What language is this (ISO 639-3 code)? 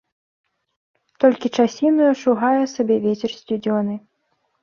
bel